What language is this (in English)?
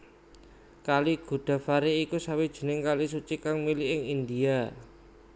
Javanese